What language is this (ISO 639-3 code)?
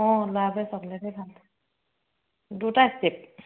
asm